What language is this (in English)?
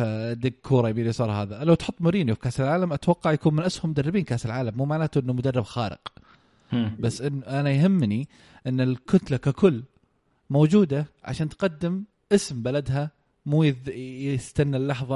Arabic